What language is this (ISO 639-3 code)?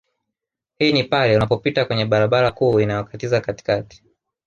swa